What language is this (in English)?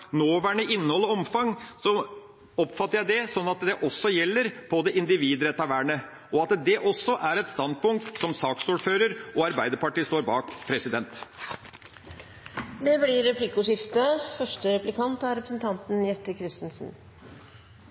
Norwegian Bokmål